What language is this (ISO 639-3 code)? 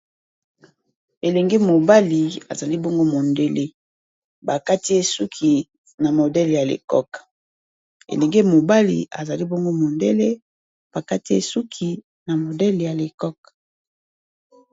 lin